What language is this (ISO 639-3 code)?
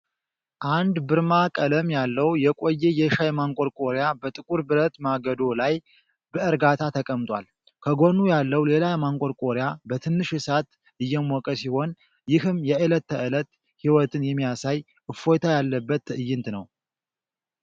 amh